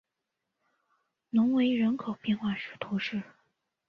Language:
Chinese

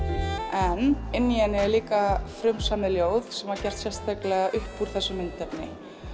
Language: Icelandic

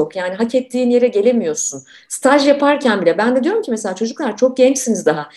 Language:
Turkish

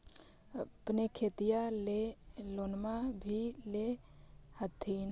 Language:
Magahi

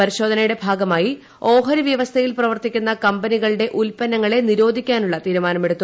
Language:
Malayalam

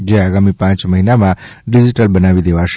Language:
Gujarati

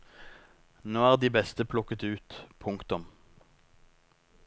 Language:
Norwegian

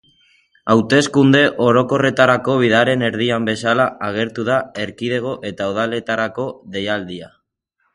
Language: Basque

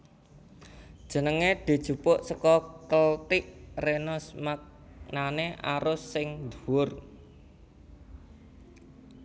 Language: Javanese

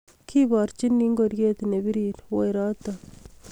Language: Kalenjin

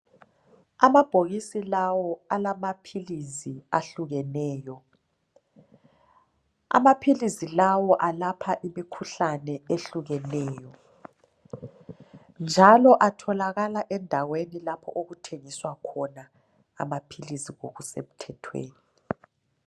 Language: North Ndebele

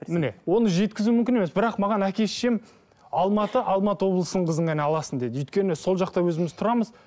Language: Kazakh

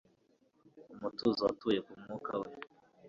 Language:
Kinyarwanda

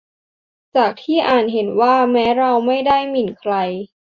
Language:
Thai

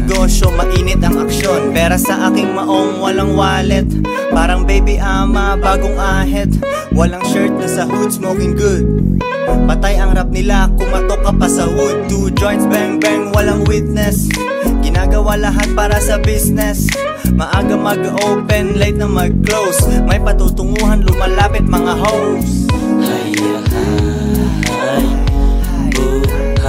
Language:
Filipino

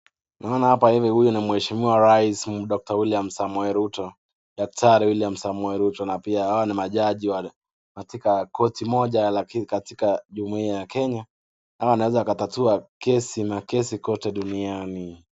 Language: Swahili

